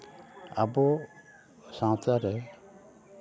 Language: Santali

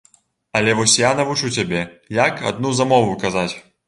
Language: Belarusian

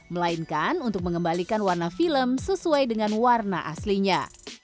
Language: Indonesian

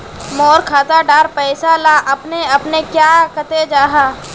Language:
Magahi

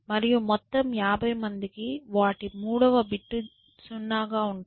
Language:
Telugu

